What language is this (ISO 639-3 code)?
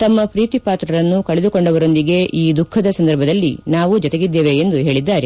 kan